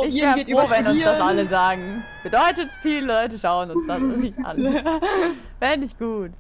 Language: German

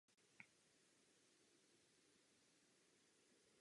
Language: Czech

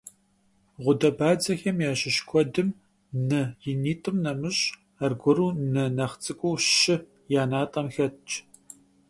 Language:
Kabardian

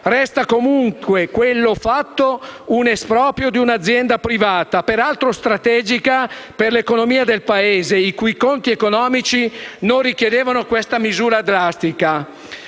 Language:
Italian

